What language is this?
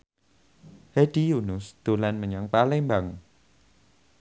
Javanese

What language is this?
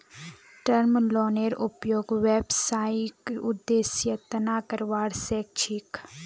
Magahi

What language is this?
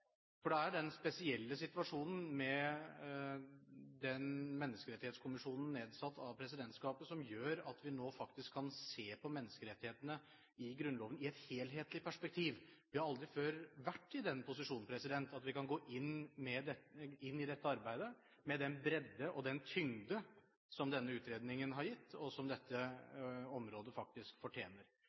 Norwegian Bokmål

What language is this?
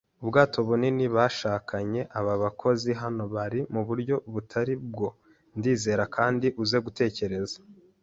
Kinyarwanda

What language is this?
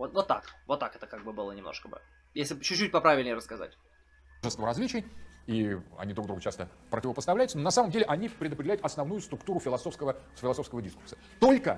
Russian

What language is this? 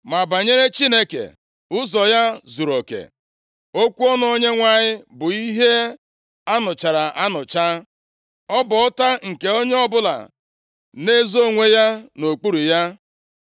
Igbo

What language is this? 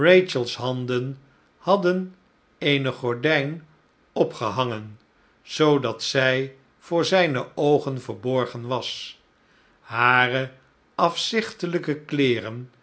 Dutch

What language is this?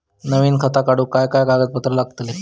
Marathi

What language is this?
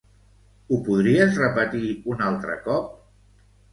Catalan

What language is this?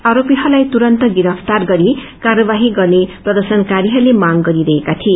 Nepali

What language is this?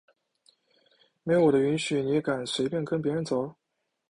Chinese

